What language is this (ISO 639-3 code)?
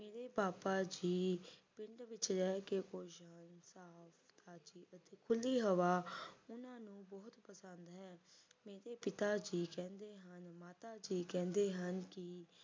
pan